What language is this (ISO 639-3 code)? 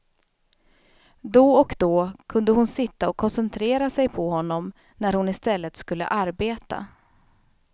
swe